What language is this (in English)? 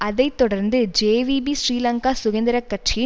Tamil